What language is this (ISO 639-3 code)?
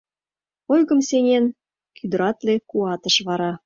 chm